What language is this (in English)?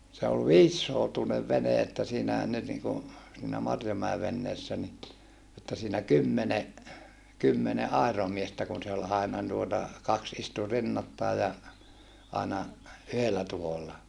Finnish